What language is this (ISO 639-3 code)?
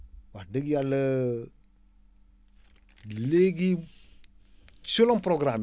wol